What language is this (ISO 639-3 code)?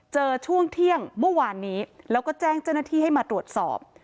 tha